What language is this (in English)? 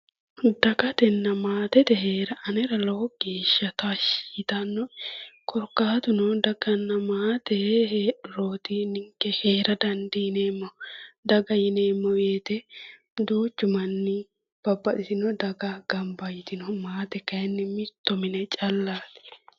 Sidamo